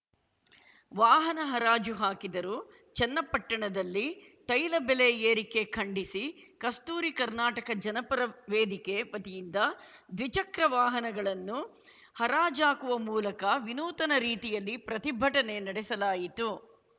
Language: Kannada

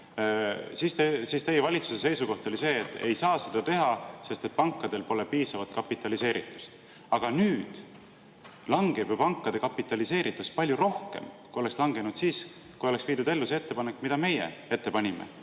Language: Estonian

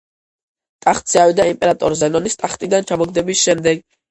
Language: Georgian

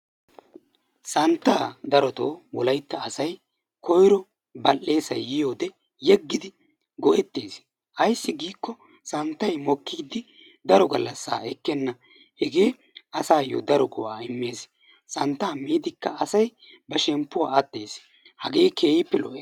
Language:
Wolaytta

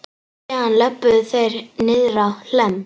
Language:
Icelandic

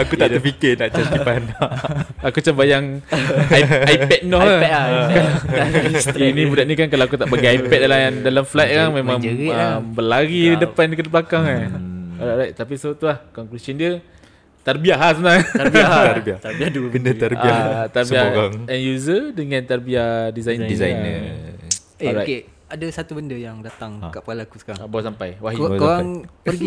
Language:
Malay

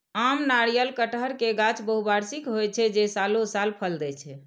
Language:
Maithili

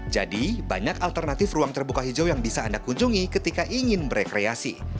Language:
Indonesian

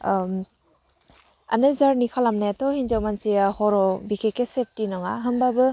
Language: Bodo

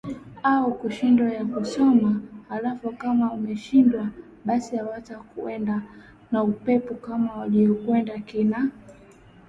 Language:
Swahili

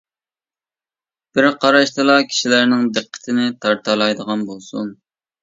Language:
Uyghur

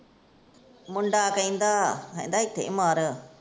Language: Punjabi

